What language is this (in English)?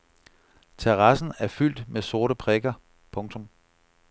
Danish